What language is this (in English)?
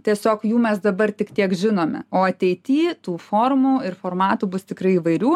Lithuanian